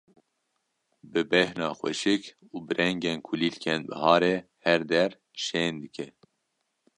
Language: Kurdish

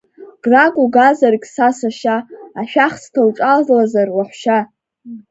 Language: Abkhazian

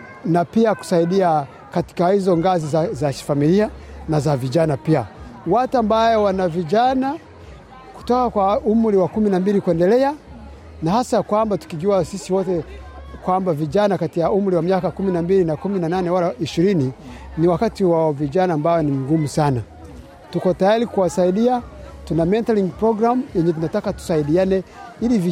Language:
Swahili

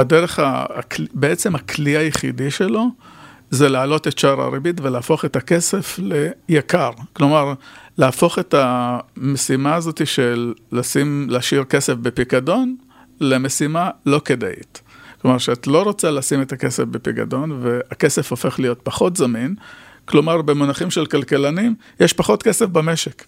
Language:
Hebrew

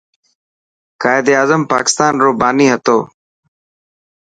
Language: Dhatki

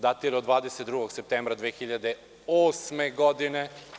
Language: Serbian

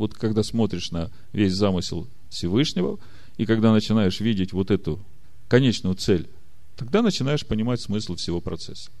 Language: Russian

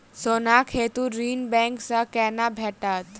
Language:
Maithili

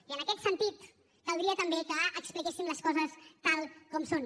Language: Catalan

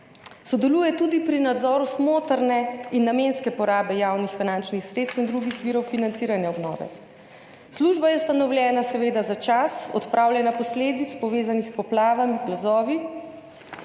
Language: Slovenian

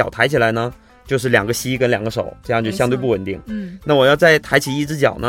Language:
Chinese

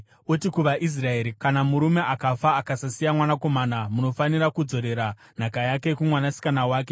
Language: Shona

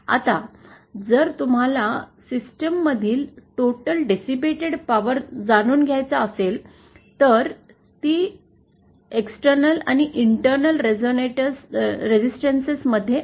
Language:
Marathi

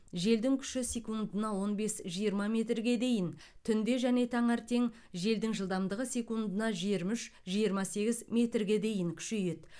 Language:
Kazakh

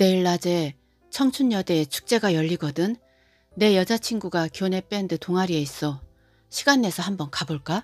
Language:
Korean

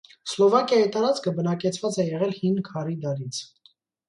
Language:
Armenian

